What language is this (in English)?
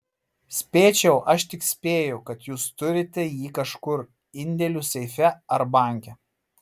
Lithuanian